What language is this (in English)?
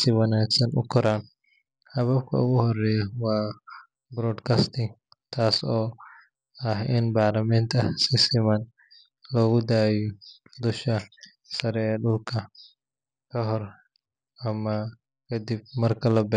Somali